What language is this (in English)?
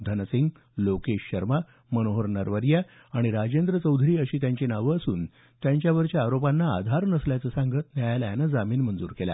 Marathi